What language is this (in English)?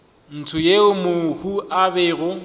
Northern Sotho